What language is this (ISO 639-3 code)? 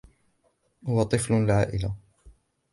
ara